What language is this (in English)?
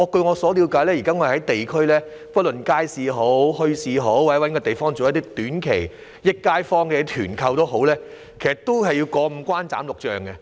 Cantonese